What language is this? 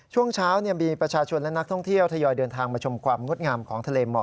Thai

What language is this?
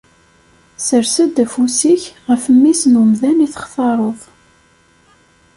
Kabyle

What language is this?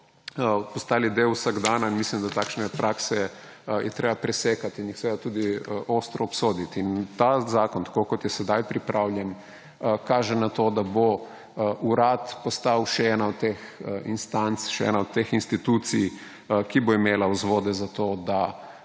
Slovenian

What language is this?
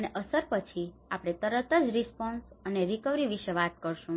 Gujarati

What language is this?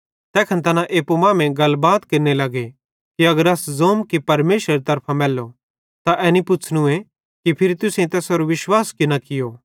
Bhadrawahi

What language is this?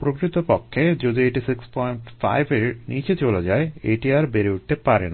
Bangla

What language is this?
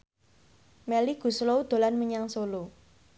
Javanese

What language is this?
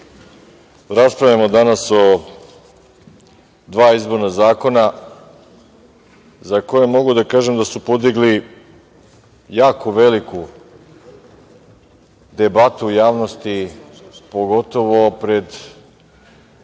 Serbian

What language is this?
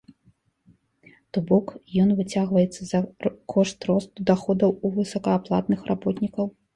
Belarusian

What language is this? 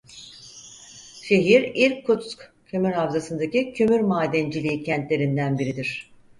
Turkish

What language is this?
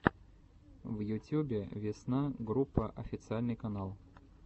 Russian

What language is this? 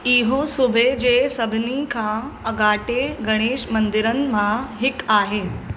Sindhi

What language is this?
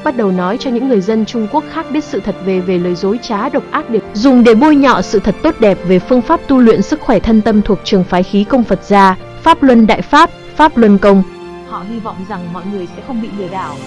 Vietnamese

